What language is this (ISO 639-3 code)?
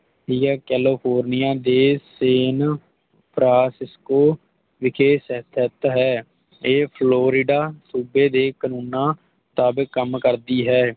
pan